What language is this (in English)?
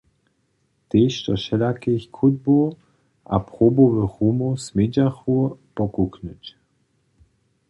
Upper Sorbian